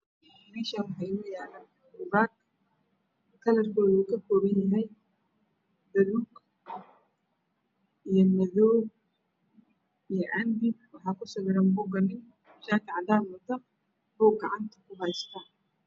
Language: Somali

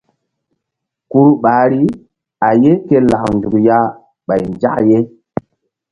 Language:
Mbum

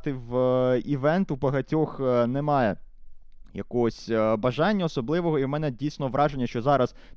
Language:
Ukrainian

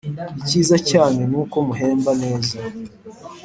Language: Kinyarwanda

